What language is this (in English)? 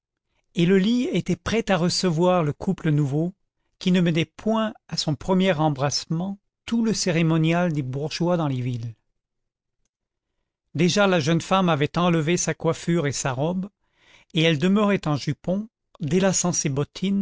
French